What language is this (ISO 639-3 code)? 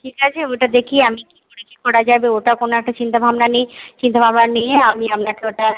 ben